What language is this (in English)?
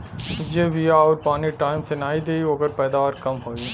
Bhojpuri